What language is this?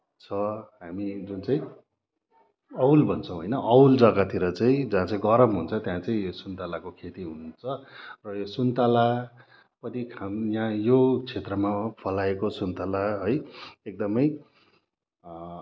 Nepali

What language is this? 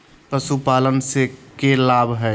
Magahi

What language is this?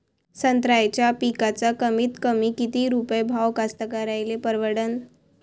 Marathi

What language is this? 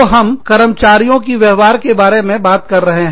Hindi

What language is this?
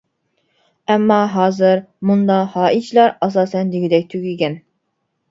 Uyghur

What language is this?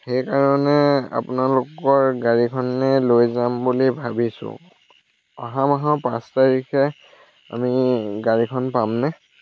Assamese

